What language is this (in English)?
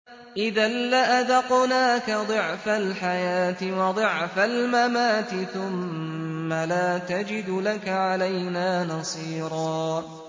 Arabic